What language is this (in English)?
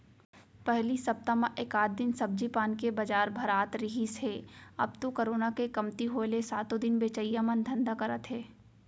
Chhattisgarhi